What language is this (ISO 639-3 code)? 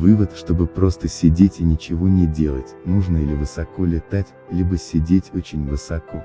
rus